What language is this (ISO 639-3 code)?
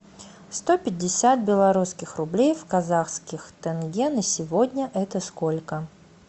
rus